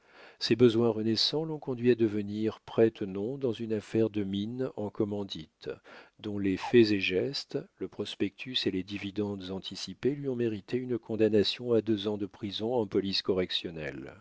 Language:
French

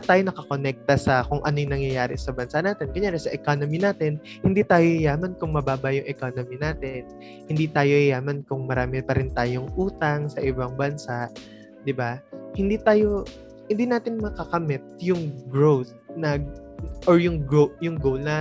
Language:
Filipino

